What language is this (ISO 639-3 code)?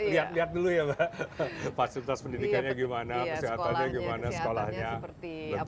ind